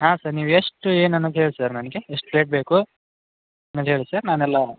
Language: Kannada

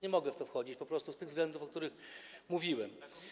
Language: Polish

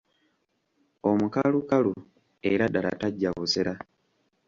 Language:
Ganda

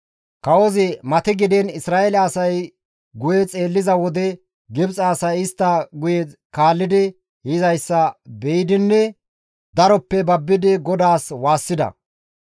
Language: Gamo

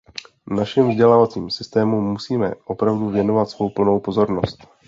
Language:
Czech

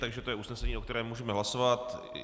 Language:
Czech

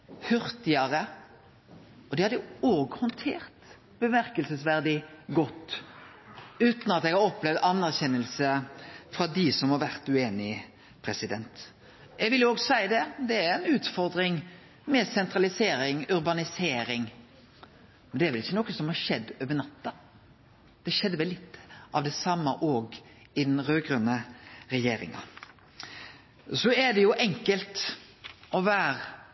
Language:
Norwegian Nynorsk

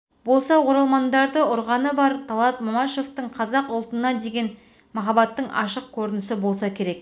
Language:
Kazakh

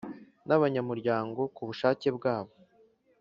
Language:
Kinyarwanda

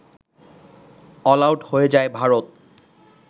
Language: Bangla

